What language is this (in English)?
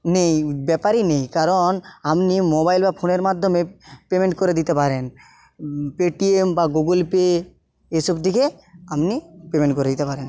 Bangla